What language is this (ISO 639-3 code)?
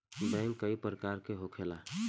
bho